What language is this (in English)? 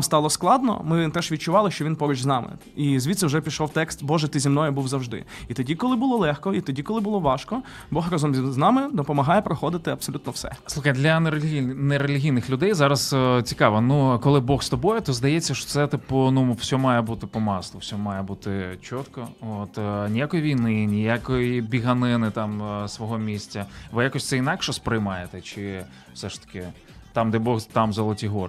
Ukrainian